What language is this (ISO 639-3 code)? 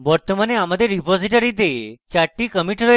ben